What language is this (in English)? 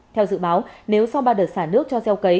Vietnamese